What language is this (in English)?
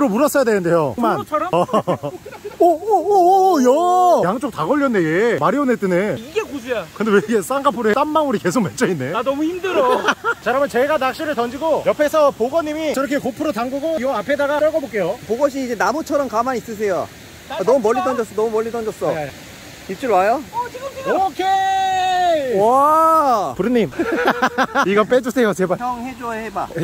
Korean